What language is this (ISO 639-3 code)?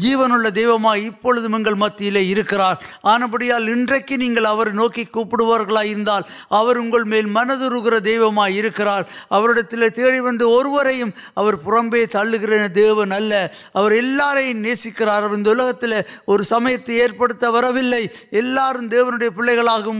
urd